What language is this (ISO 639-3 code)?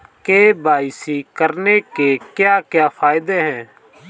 hin